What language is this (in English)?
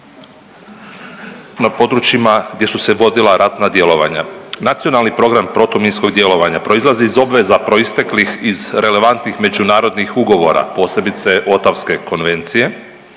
Croatian